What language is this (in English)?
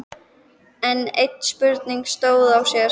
Icelandic